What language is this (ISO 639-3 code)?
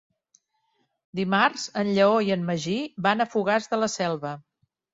cat